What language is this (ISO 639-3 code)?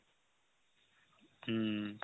asm